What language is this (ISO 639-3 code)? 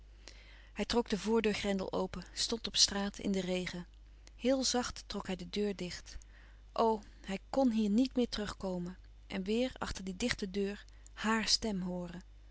nld